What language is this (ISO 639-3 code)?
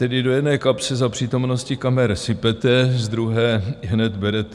ces